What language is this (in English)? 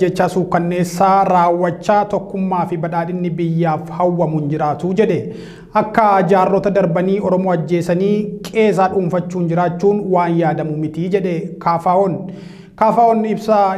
Indonesian